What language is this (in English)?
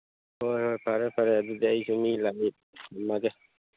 Manipuri